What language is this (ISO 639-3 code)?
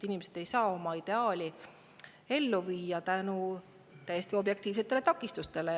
est